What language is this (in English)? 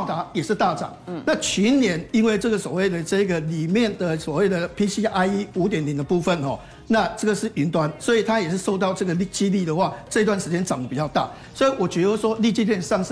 Chinese